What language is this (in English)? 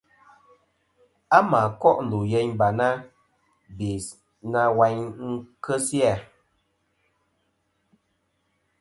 Kom